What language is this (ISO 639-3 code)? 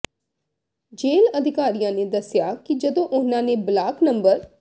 pan